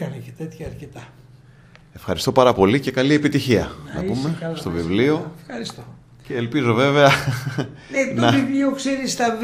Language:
Greek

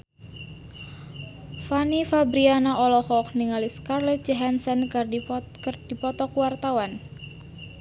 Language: Sundanese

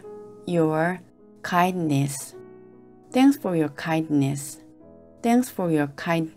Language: Korean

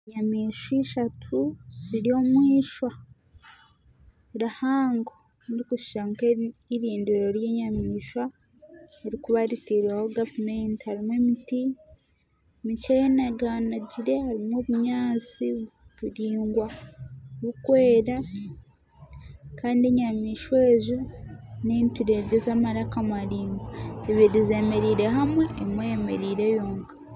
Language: Nyankole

